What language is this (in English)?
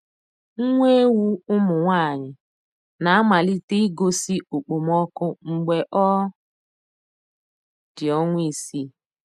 Igbo